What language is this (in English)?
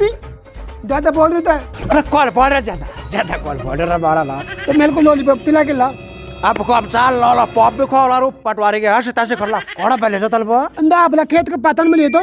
Hindi